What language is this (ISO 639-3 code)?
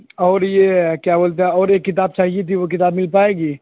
urd